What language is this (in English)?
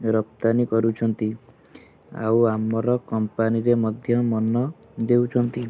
Odia